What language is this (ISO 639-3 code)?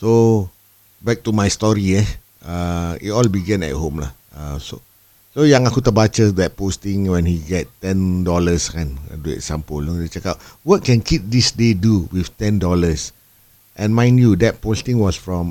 msa